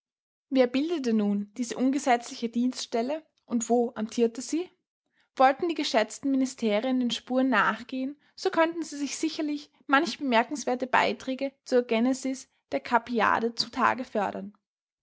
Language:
German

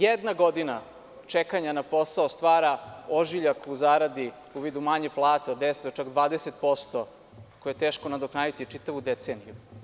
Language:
Serbian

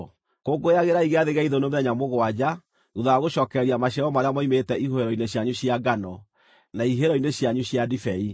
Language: Kikuyu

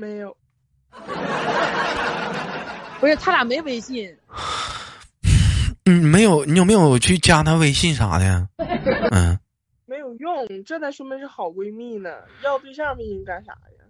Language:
Chinese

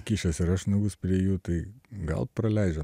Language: Lithuanian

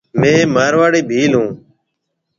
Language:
Marwari (Pakistan)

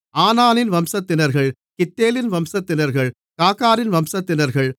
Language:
Tamil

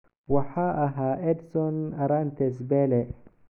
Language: Somali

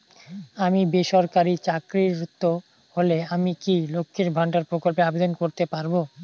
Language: Bangla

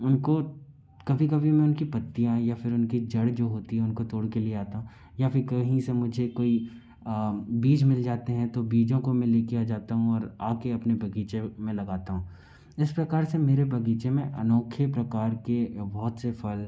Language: Hindi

